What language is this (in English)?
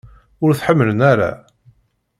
Kabyle